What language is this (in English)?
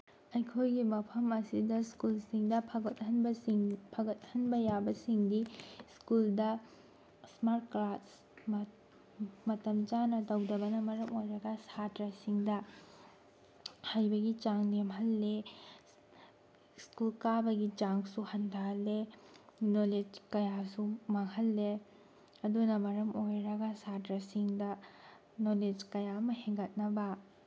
Manipuri